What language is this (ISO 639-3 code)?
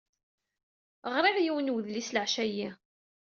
kab